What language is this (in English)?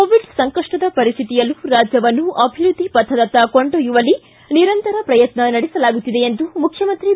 Kannada